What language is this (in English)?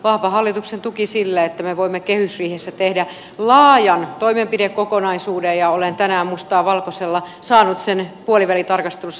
Finnish